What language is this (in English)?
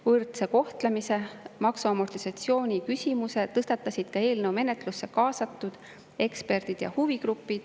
Estonian